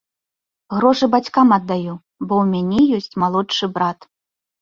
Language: Belarusian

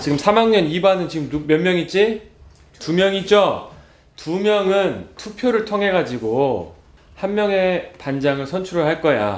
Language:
Korean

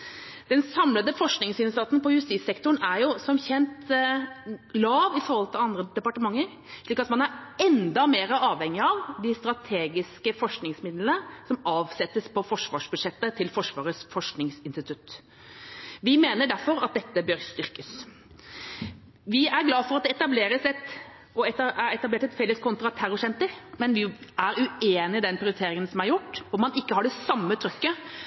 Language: Norwegian Bokmål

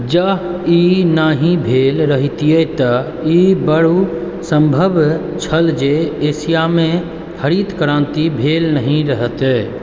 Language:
Maithili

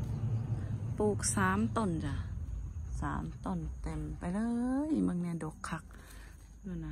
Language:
Thai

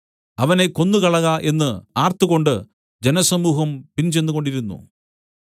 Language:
Malayalam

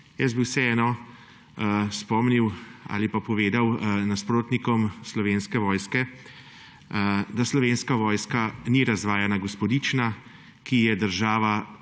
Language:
Slovenian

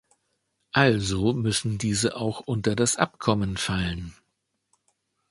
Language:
German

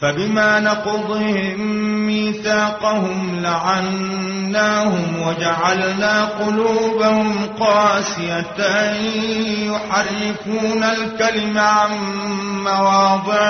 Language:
Arabic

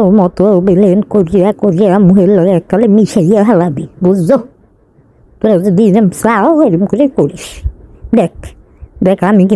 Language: Romanian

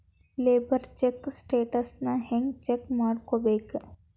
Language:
Kannada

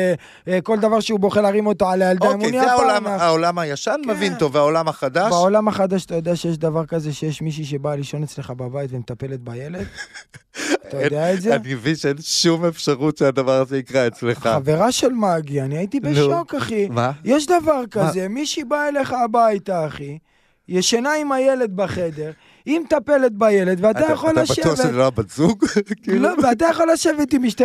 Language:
Hebrew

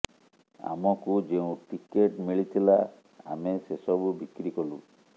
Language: Odia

